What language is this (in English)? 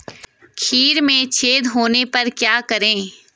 Hindi